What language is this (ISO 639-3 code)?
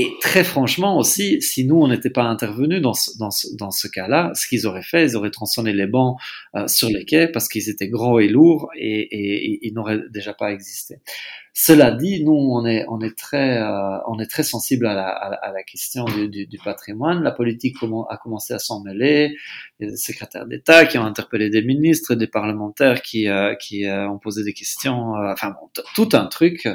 fra